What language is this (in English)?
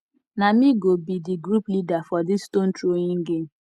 Nigerian Pidgin